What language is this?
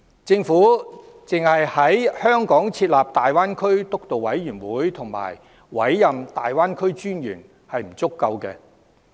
Cantonese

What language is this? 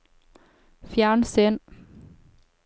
Norwegian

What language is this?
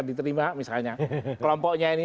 Indonesian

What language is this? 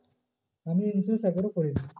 Bangla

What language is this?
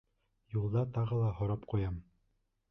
Bashkir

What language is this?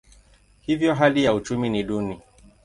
Swahili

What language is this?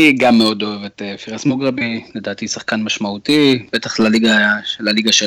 Hebrew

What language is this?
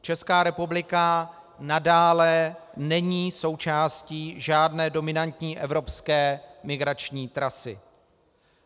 Czech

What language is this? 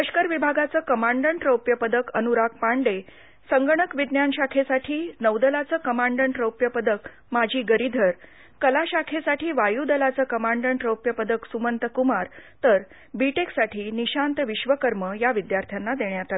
Marathi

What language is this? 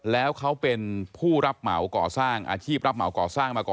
Thai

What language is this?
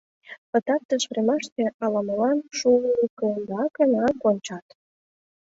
Mari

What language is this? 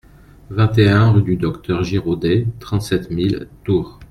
French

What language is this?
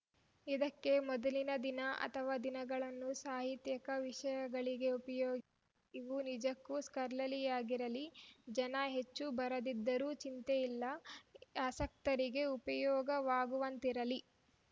Kannada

